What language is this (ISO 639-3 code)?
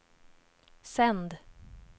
swe